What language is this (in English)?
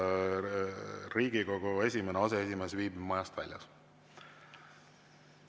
Estonian